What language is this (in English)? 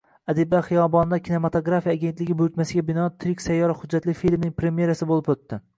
Uzbek